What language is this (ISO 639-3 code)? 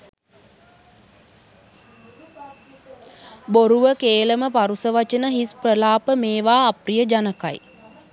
sin